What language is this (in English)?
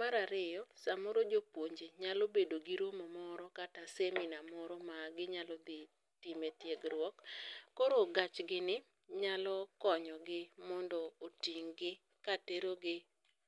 Luo (Kenya and Tanzania)